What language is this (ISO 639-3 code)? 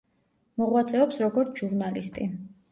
kat